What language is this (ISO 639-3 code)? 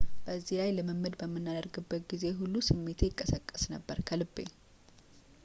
amh